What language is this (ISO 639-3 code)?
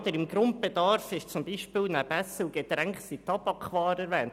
gsw